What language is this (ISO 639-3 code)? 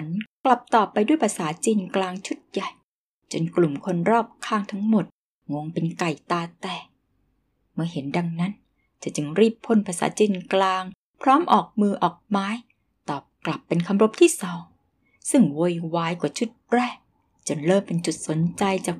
tha